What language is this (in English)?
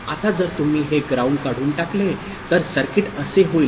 Marathi